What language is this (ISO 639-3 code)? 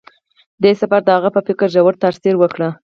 pus